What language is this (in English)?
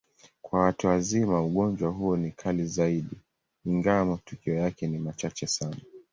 Swahili